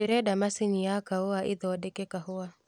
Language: Kikuyu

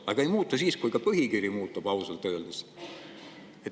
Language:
Estonian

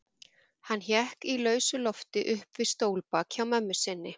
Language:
Icelandic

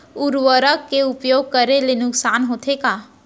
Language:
Chhattisgarhi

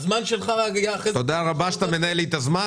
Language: Hebrew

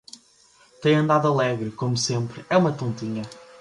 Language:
Portuguese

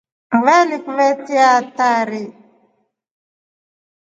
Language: Rombo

